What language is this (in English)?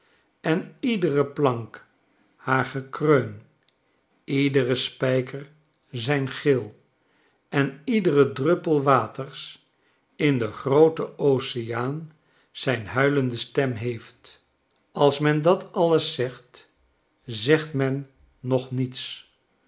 Dutch